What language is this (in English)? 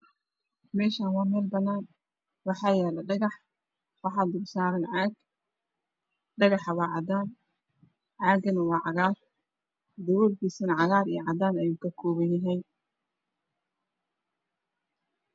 Somali